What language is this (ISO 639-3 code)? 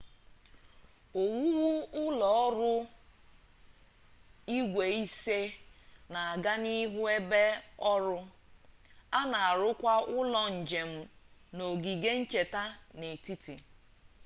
ibo